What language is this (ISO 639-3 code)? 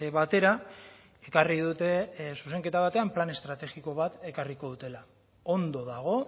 eus